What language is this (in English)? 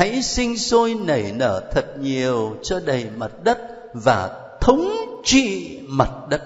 Vietnamese